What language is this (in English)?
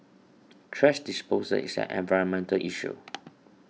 English